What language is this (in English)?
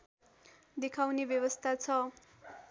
Nepali